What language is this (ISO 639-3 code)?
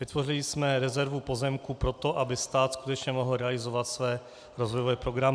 ces